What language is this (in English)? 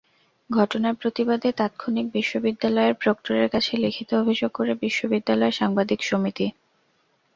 Bangla